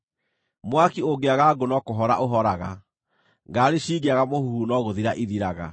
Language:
Kikuyu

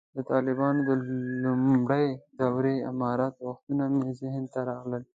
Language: Pashto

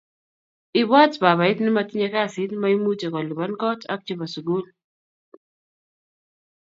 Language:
Kalenjin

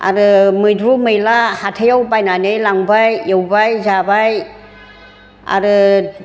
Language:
Bodo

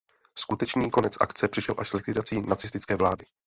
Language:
Czech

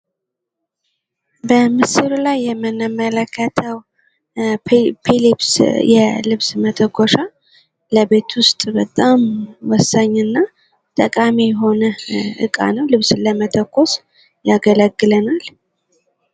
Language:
Amharic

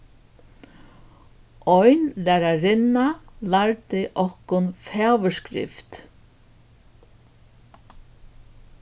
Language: Faroese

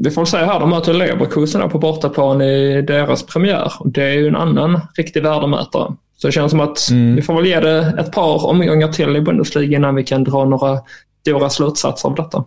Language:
Swedish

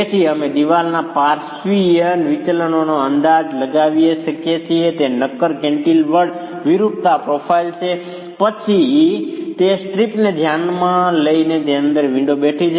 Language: Gujarati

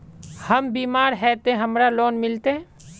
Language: Magahi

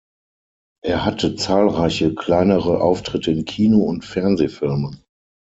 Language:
German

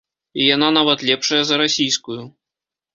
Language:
Belarusian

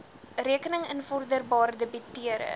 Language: Afrikaans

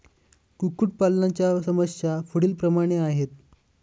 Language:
Marathi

